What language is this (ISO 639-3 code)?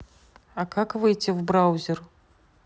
rus